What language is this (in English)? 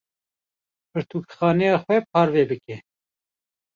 Kurdish